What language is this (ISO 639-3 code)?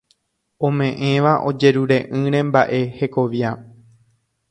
grn